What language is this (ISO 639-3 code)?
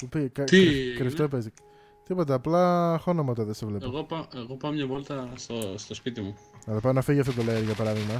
ell